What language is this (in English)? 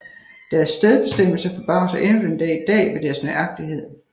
Danish